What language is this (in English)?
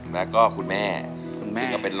Thai